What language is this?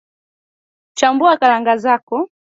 Swahili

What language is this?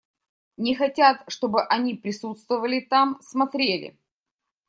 Russian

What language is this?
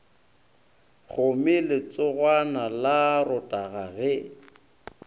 Northern Sotho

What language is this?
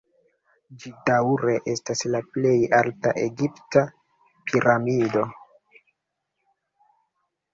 Esperanto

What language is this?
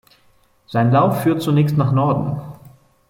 German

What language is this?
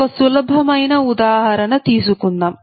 Telugu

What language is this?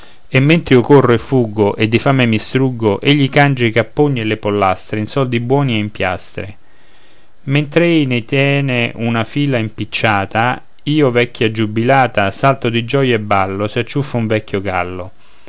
Italian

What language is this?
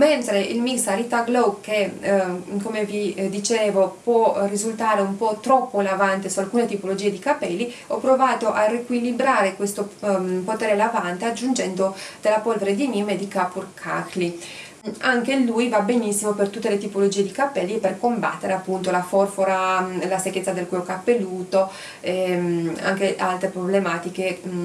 Italian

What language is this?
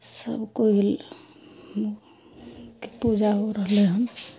Maithili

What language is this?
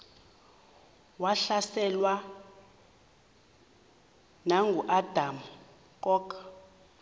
Xhosa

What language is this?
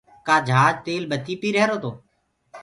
Gurgula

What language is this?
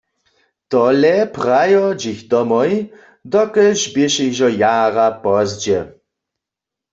Upper Sorbian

